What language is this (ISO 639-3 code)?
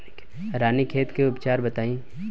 bho